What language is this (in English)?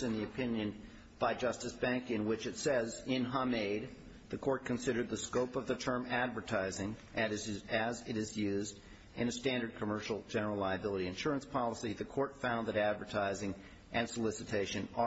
English